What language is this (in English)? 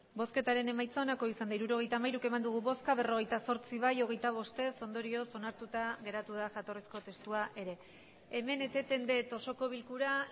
Basque